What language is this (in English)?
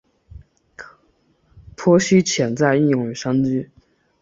Chinese